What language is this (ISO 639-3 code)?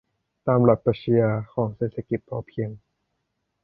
tha